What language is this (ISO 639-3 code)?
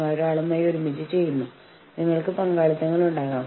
mal